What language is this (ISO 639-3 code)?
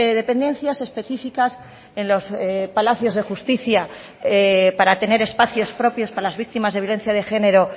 spa